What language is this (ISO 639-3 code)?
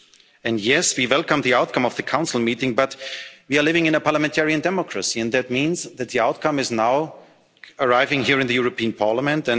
eng